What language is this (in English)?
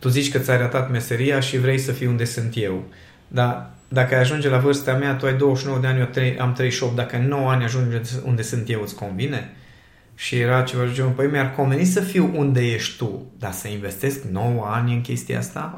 Romanian